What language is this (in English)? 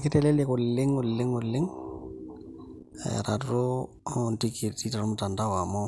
Masai